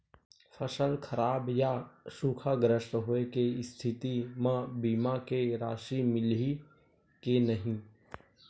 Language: Chhattisgarhi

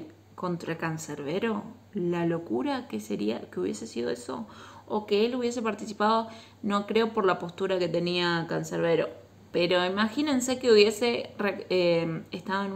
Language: Spanish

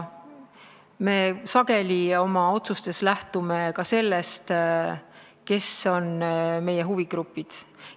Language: Estonian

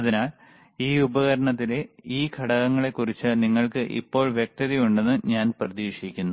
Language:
Malayalam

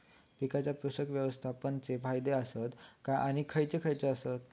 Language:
Marathi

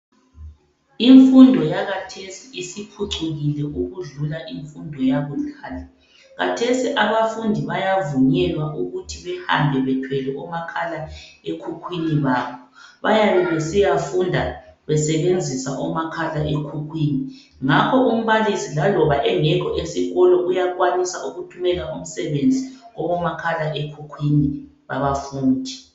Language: North Ndebele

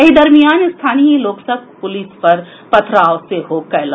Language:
Maithili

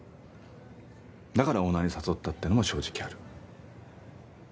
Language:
Japanese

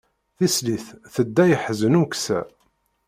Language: Kabyle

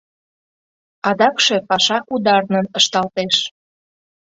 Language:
Mari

